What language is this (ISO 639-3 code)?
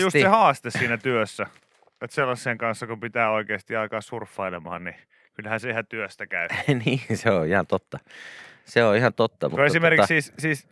fin